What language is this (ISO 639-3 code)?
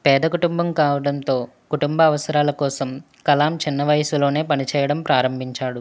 tel